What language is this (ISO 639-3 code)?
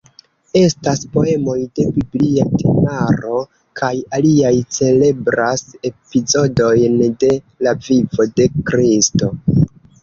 epo